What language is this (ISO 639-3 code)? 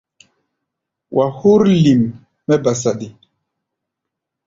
gba